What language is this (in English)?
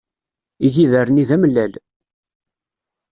Kabyle